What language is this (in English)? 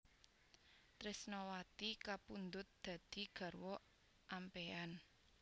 Javanese